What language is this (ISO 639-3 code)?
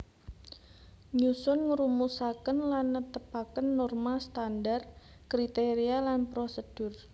jav